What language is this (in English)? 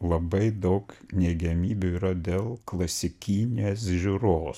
Lithuanian